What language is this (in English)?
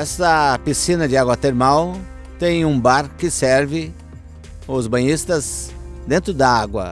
Portuguese